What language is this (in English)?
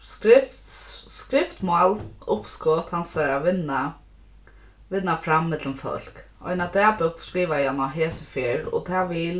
Faroese